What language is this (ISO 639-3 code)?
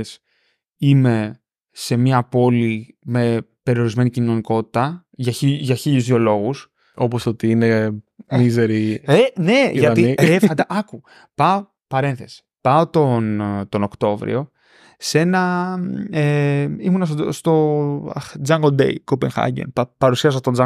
ell